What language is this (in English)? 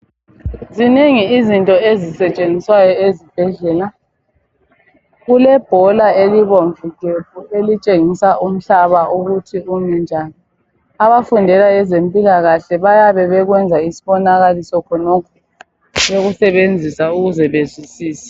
North Ndebele